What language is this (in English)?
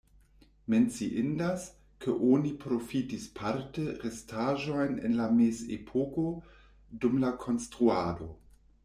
Esperanto